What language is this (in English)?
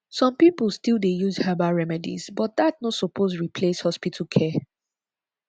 Nigerian Pidgin